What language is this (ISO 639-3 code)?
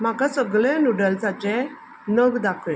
kok